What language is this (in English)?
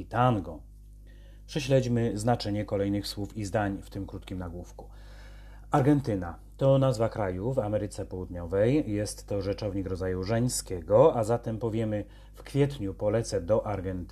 Polish